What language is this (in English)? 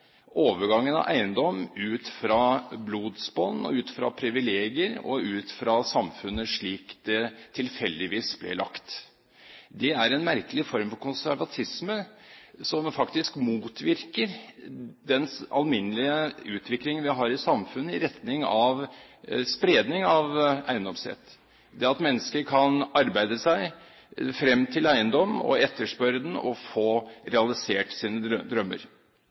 Norwegian Bokmål